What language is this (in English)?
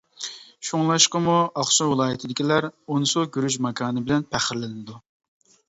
Uyghur